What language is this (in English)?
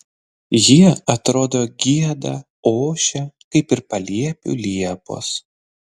Lithuanian